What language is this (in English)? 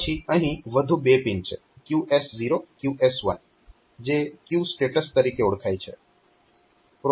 Gujarati